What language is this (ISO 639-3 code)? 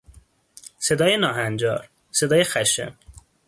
fas